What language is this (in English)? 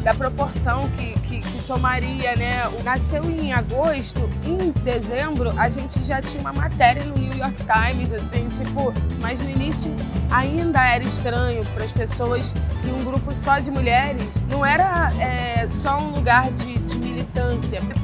Portuguese